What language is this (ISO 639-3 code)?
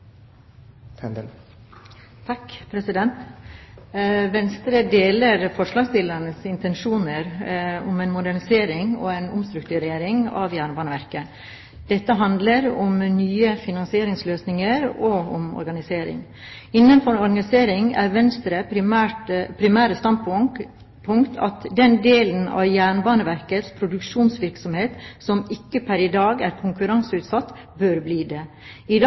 nor